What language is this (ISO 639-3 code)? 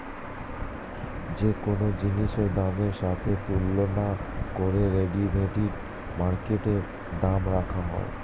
ben